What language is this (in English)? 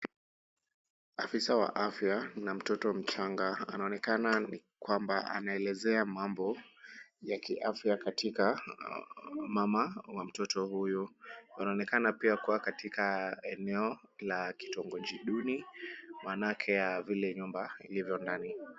Swahili